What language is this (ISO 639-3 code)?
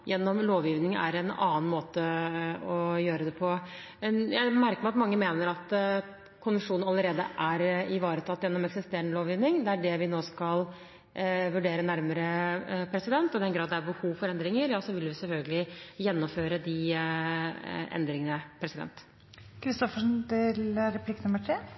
nob